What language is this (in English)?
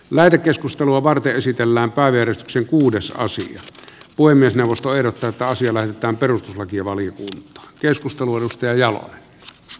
Finnish